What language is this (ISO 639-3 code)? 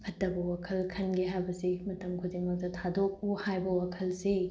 mni